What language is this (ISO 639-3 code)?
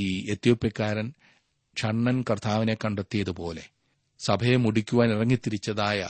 mal